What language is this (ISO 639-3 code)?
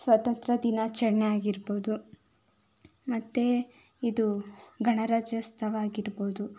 kan